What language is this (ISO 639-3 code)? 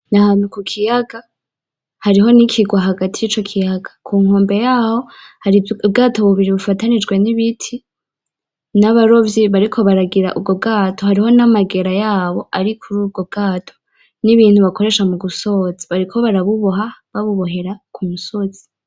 run